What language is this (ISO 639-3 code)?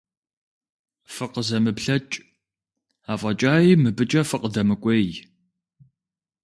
kbd